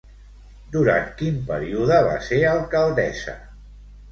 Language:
Catalan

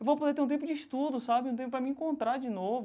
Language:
Portuguese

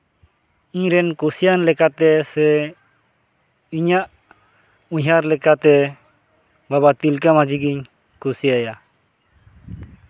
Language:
Santali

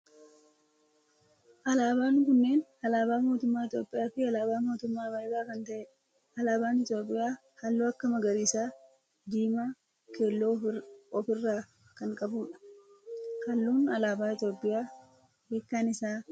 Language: Oromo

